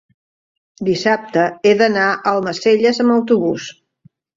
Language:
Catalan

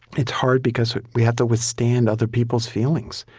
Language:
English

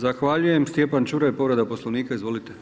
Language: Croatian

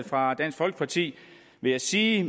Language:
Danish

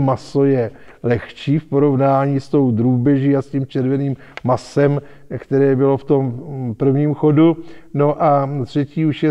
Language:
Czech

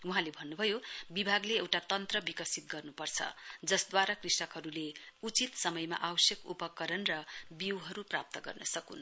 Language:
Nepali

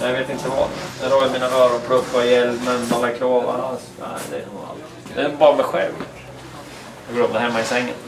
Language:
Swedish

